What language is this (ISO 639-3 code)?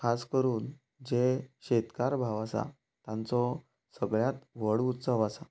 kok